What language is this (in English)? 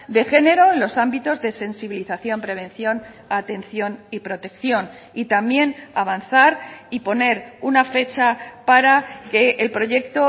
Spanish